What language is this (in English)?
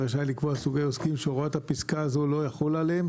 Hebrew